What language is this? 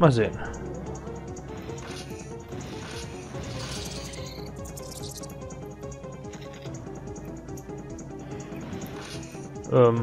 German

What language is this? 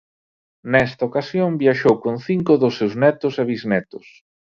Galician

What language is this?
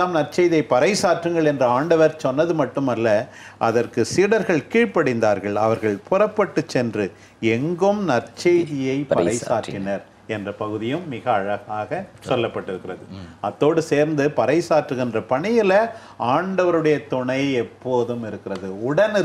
Tamil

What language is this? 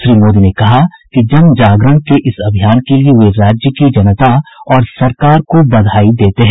Hindi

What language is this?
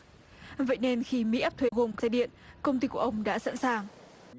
Vietnamese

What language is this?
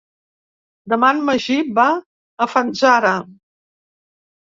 Catalan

